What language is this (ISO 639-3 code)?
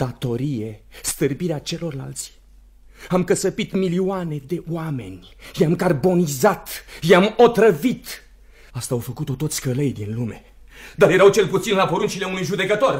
ron